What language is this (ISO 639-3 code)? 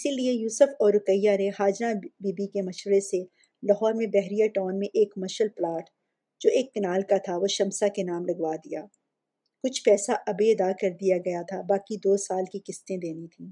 urd